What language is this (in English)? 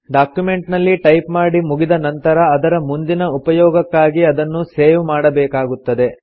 Kannada